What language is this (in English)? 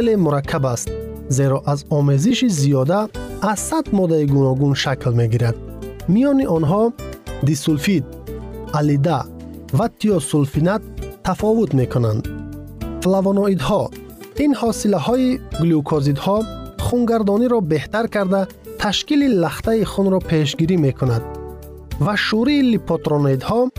Persian